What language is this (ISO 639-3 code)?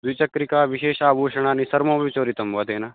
san